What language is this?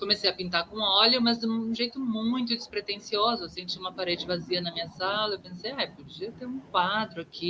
Portuguese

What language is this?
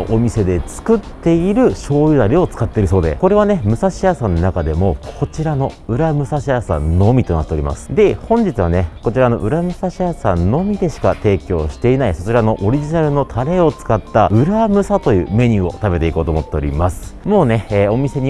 Japanese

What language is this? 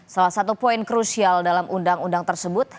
Indonesian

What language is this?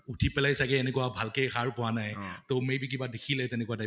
Assamese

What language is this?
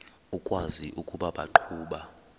Xhosa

